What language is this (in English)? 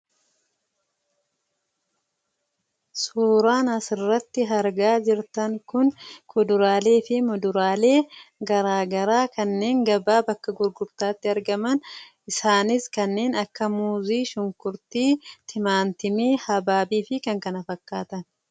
Oromo